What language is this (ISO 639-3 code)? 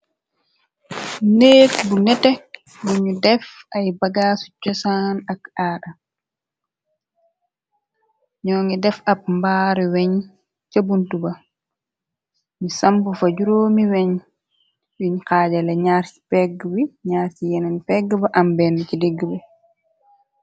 wol